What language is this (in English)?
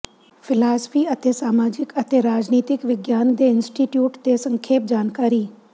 Punjabi